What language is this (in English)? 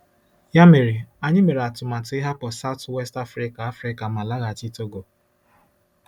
Igbo